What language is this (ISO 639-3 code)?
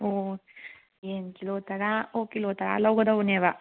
mni